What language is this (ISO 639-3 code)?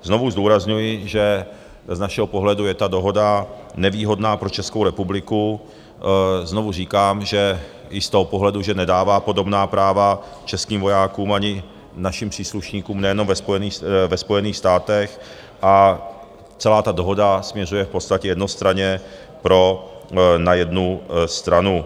ces